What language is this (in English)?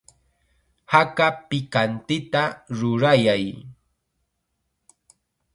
Chiquián Ancash Quechua